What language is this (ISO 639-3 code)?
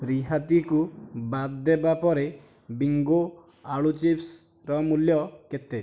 ori